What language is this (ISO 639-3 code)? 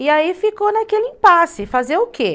por